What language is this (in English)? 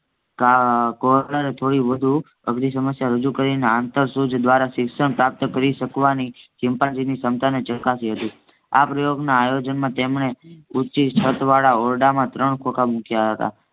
Gujarati